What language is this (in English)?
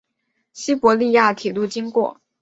Chinese